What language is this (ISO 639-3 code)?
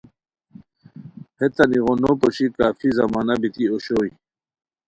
khw